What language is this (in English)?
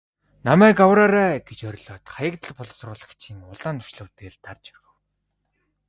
Mongolian